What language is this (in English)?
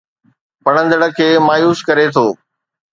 Sindhi